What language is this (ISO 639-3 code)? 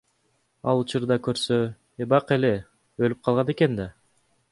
kir